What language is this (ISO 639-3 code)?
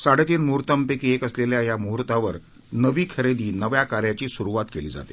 mar